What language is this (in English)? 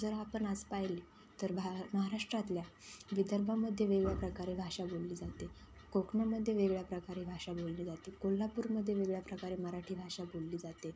Marathi